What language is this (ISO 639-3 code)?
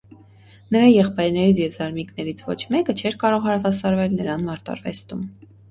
hye